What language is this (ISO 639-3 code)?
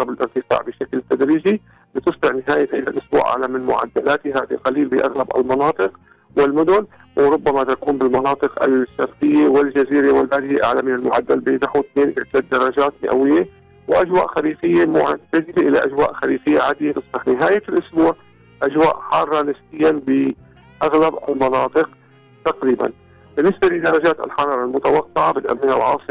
ara